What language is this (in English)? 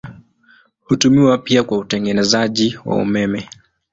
Swahili